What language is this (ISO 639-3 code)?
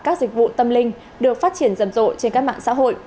vie